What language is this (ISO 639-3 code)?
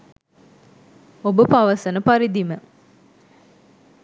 sin